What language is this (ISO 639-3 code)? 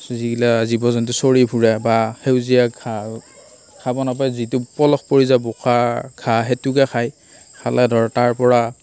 asm